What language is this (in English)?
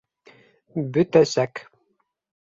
Bashkir